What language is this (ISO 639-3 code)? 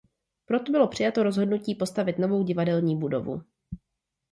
ces